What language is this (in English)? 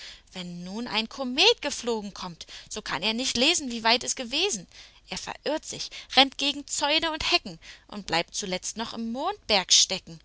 German